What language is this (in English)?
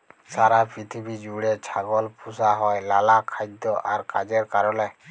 Bangla